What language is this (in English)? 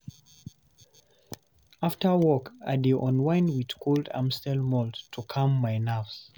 Nigerian Pidgin